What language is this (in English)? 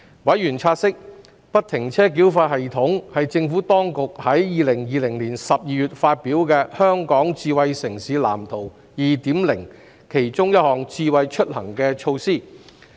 Cantonese